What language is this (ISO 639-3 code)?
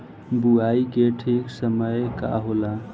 bho